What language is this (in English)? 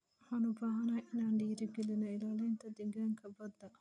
Somali